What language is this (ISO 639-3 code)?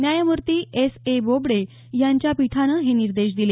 mar